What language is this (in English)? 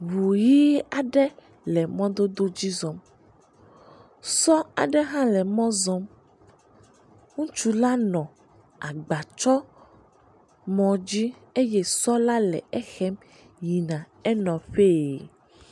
Ewe